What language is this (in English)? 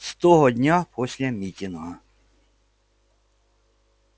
Russian